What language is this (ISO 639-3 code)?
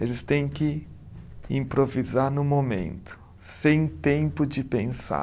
por